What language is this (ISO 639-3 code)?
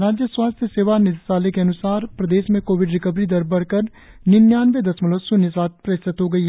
hin